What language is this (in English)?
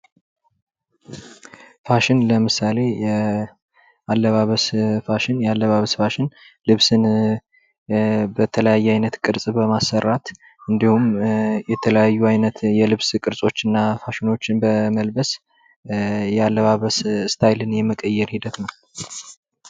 Amharic